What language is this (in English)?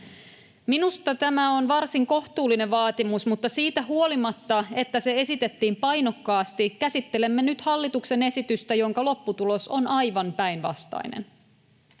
Finnish